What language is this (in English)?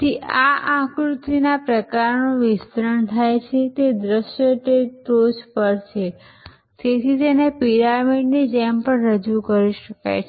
Gujarati